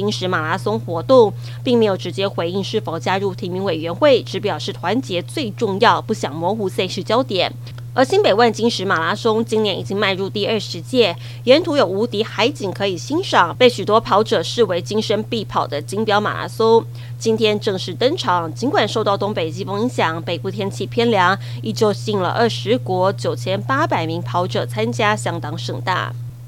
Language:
Chinese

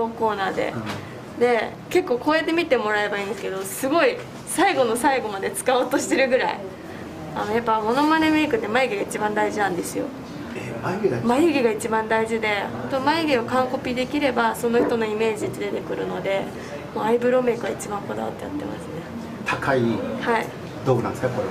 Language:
Japanese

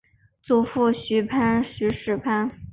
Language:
Chinese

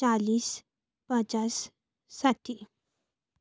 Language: Nepali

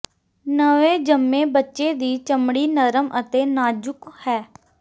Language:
Punjabi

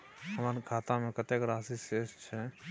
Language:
Maithili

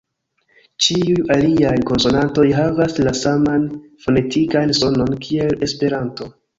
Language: Esperanto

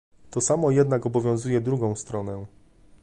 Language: Polish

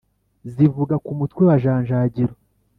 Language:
Kinyarwanda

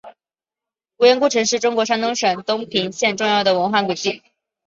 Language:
Chinese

